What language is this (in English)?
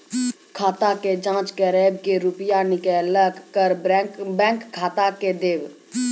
Maithili